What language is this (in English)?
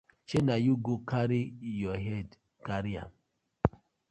Nigerian Pidgin